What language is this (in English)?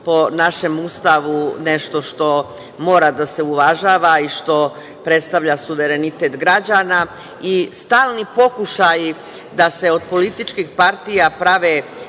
Serbian